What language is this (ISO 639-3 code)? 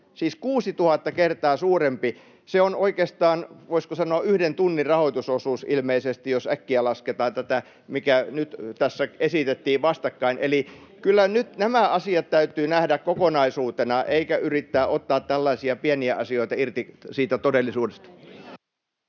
fin